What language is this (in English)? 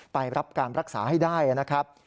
Thai